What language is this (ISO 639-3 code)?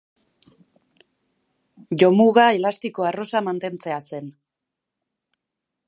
eus